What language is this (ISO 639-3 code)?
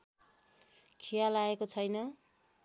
nep